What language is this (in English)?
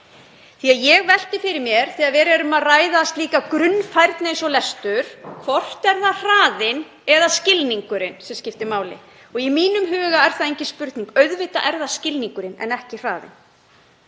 Icelandic